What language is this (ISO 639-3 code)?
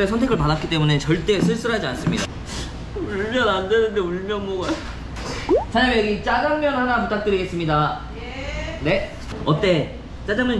kor